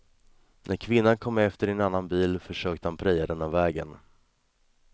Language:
Swedish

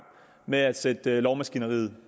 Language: Danish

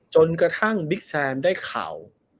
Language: Thai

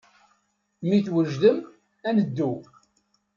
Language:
Kabyle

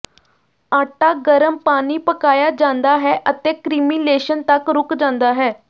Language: Punjabi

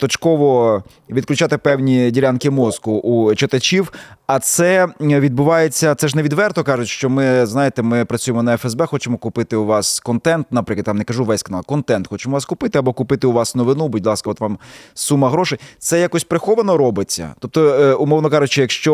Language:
Ukrainian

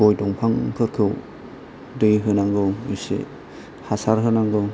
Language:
Bodo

